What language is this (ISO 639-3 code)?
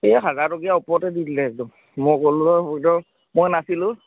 asm